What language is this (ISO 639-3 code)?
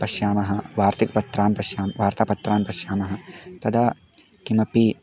san